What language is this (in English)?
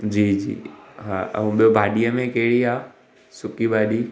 Sindhi